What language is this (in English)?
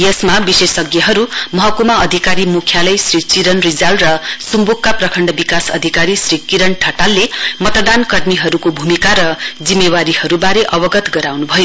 Nepali